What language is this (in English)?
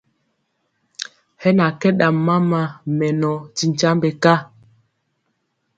Mpiemo